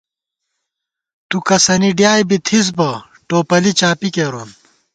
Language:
Gawar-Bati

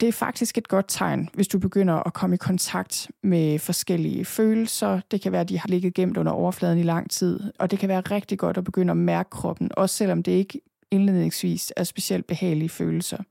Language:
Danish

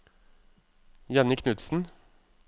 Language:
Norwegian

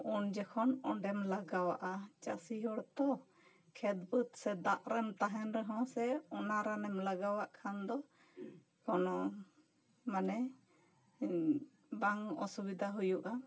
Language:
Santali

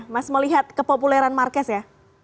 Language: Indonesian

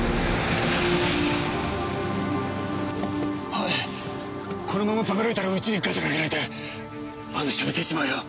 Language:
Japanese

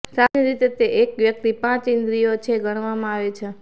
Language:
Gujarati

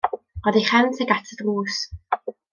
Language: Welsh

